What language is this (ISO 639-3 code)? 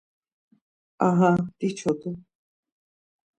lzz